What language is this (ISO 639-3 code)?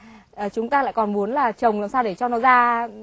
vie